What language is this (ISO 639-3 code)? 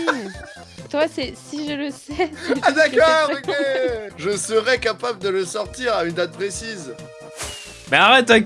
fra